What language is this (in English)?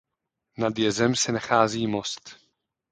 Czech